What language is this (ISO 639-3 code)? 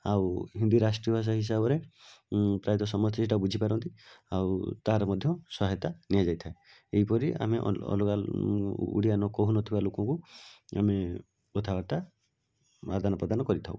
ori